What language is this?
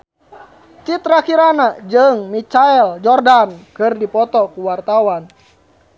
Sundanese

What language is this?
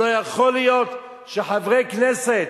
Hebrew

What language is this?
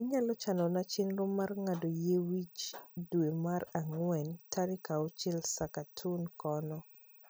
Luo (Kenya and Tanzania)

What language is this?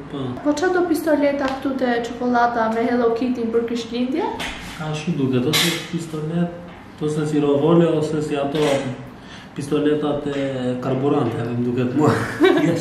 Turkish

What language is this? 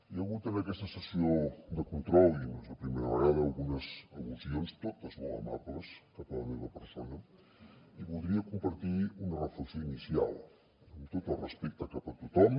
Catalan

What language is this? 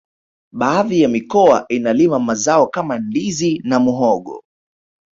Swahili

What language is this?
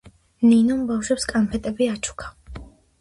Georgian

